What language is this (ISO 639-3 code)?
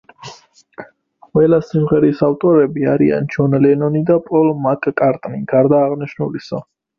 kat